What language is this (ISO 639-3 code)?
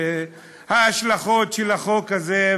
heb